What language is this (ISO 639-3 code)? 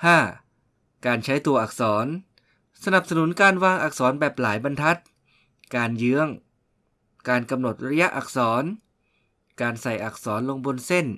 tha